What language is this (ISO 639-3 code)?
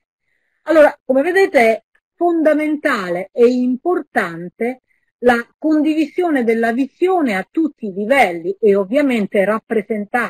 ita